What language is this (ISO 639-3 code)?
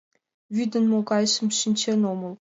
chm